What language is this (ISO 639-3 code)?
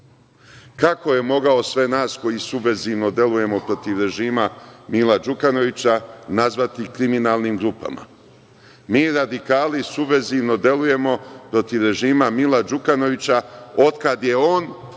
srp